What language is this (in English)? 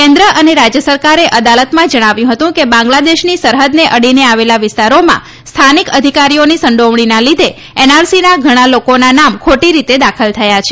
Gujarati